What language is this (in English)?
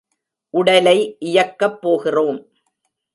Tamil